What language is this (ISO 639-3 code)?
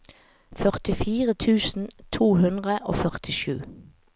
nor